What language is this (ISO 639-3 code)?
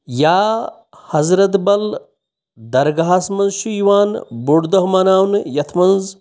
kas